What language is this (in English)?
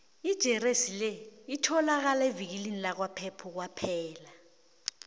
South Ndebele